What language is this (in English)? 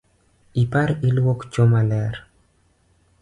Luo (Kenya and Tanzania)